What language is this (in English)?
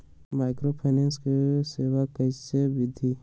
Magahi